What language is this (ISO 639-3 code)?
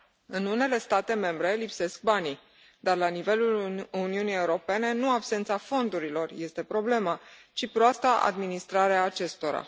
ron